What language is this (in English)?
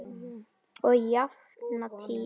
Icelandic